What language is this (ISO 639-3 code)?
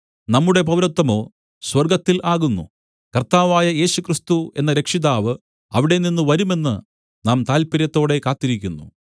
mal